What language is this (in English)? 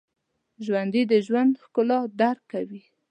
Pashto